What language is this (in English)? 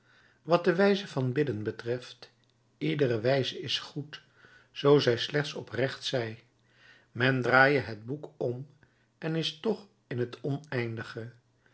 Dutch